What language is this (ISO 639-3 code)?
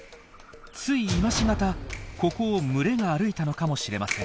jpn